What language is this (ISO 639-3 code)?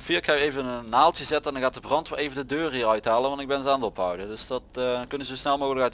nld